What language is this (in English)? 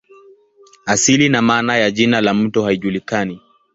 Swahili